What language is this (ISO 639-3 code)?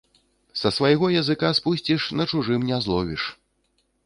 bel